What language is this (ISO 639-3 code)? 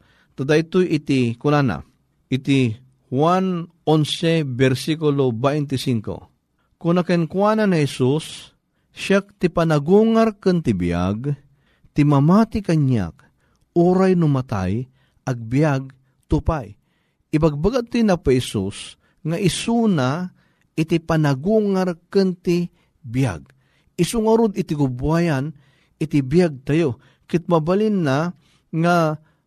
fil